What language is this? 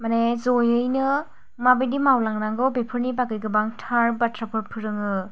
Bodo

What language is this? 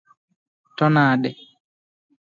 Luo (Kenya and Tanzania)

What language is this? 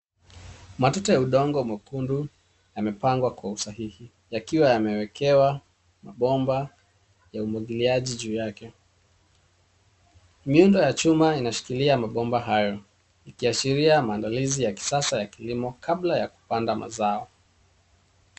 Swahili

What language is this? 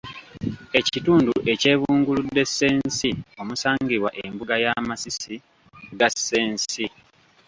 Ganda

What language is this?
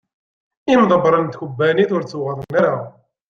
Kabyle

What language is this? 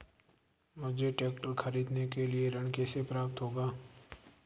Hindi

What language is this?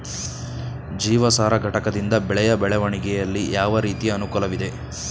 Kannada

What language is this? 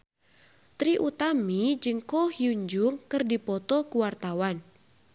Sundanese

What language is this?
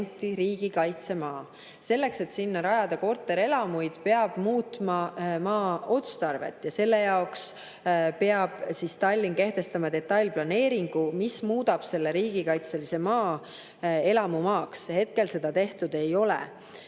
Estonian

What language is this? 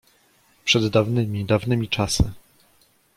Polish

